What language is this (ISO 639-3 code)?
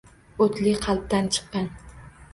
uzb